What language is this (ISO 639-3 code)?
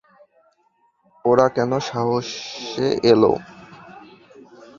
ben